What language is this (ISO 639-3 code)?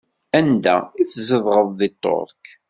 kab